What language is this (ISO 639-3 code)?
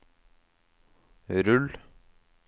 nor